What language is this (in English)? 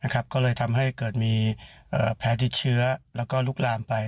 Thai